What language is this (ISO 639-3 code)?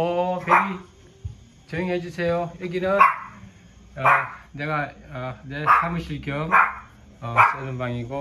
kor